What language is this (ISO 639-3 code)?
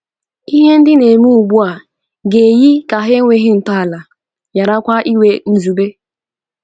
ibo